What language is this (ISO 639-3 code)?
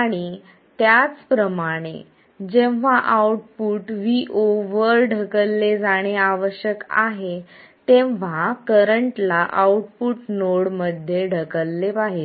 mar